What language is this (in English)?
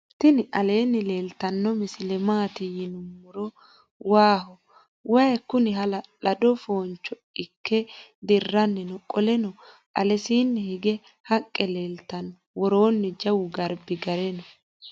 Sidamo